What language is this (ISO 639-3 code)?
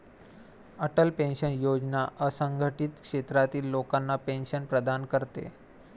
mar